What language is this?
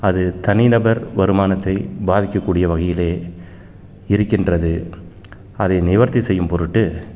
Tamil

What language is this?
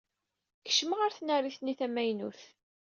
Kabyle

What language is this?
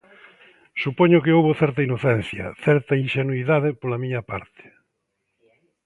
Galician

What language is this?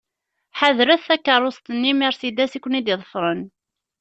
Kabyle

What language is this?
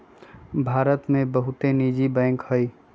Magahi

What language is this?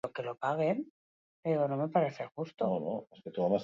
Basque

